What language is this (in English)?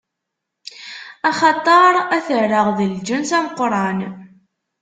Kabyle